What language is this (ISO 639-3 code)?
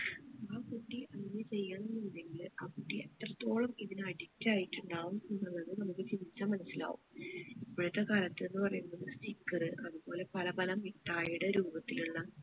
mal